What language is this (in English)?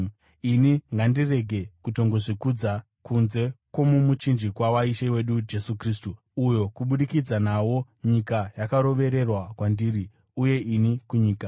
Shona